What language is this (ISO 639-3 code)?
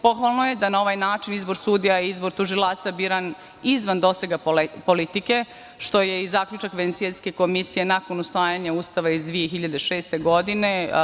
srp